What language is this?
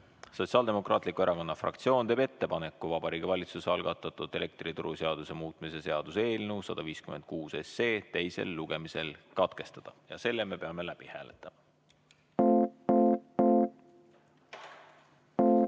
Estonian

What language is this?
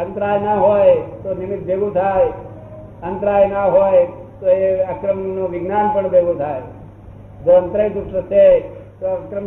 Gujarati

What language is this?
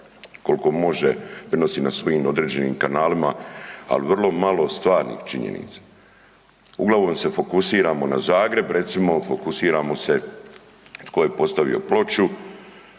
Croatian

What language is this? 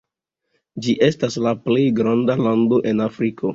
Esperanto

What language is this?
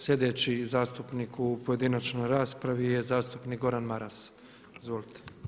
Croatian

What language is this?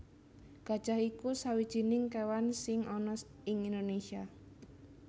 Javanese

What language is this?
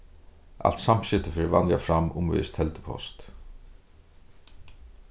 Faroese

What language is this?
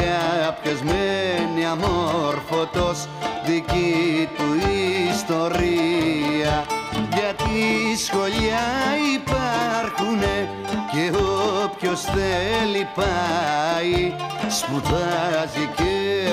Greek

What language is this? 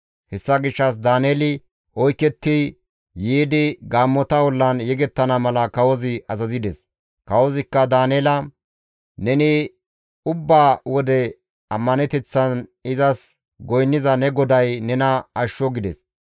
Gamo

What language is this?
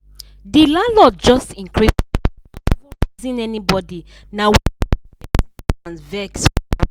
Nigerian Pidgin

